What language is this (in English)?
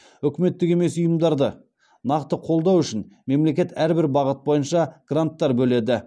Kazakh